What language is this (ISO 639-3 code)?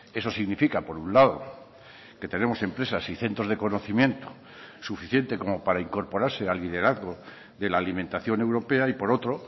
spa